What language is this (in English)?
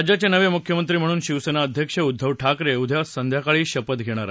Marathi